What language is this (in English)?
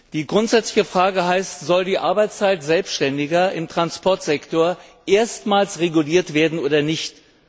German